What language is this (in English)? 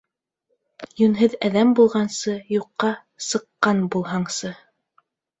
Bashkir